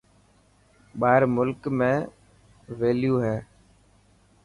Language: Dhatki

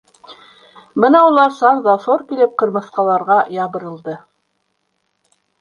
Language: Bashkir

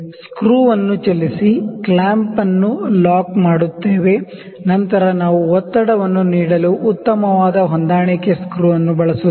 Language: Kannada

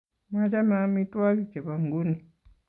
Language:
Kalenjin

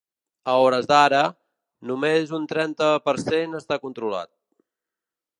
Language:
Catalan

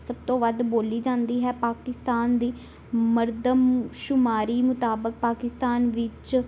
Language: Punjabi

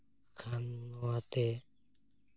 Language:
Santali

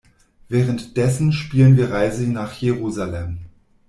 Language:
German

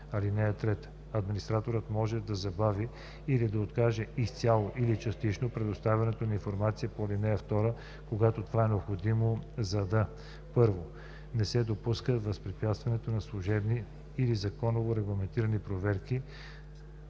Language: Bulgarian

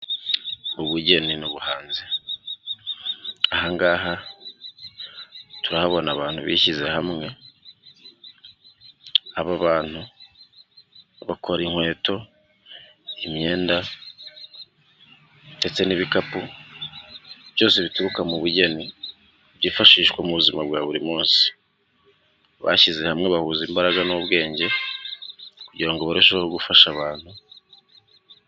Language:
Kinyarwanda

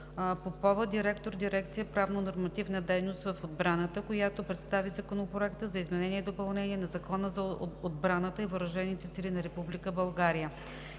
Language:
Bulgarian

